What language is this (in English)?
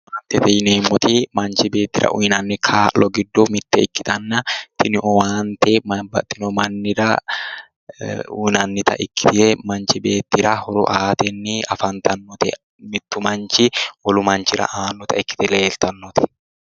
Sidamo